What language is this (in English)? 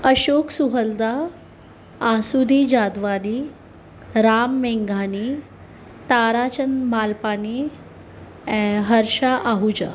Sindhi